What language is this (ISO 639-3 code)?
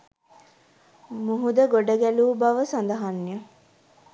sin